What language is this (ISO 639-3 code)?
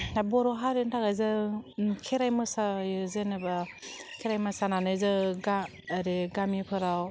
brx